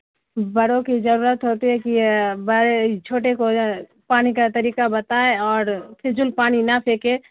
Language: Urdu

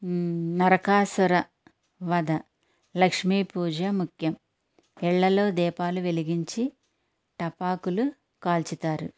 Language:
Telugu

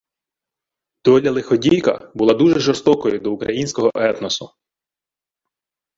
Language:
Ukrainian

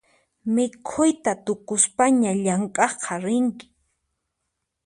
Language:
Puno Quechua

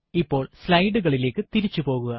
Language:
Malayalam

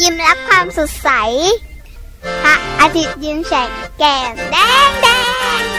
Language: Thai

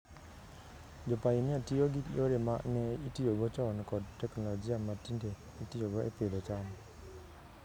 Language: Luo (Kenya and Tanzania)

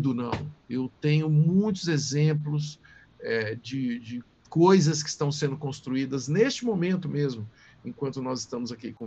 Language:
Portuguese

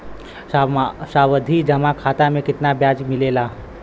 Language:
Bhojpuri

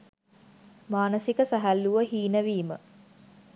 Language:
Sinhala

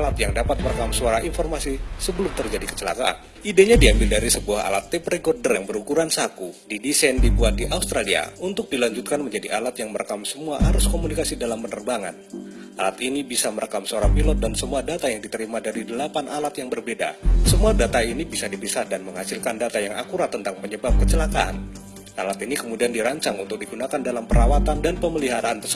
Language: Indonesian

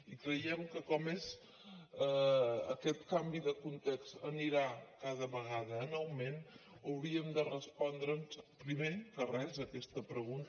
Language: Catalan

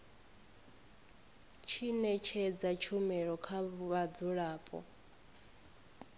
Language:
Venda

